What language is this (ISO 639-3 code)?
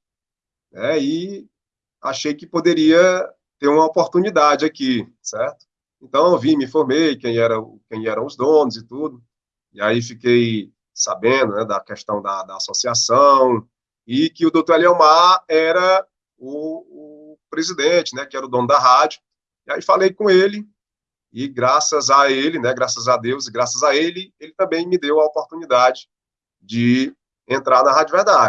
por